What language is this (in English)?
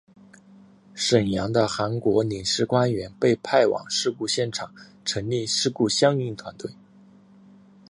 Chinese